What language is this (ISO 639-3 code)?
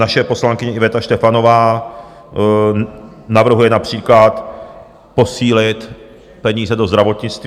ces